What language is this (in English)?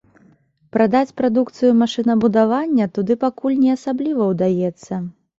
Belarusian